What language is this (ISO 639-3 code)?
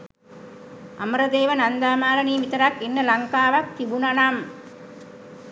sin